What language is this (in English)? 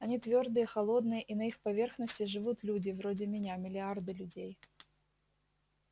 Russian